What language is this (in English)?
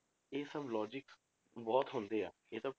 Punjabi